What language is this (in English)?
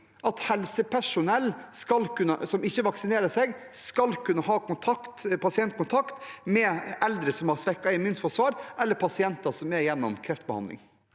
Norwegian